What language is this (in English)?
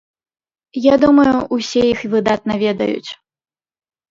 Belarusian